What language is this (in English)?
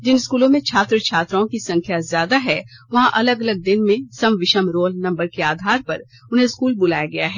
Hindi